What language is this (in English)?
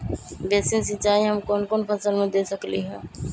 Magahi